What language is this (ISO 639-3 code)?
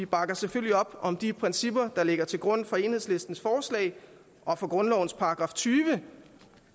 dan